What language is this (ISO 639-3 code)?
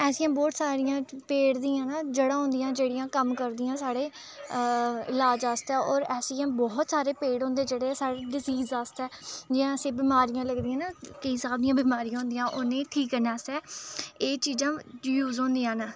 doi